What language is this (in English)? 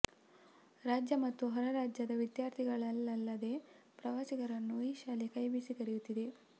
Kannada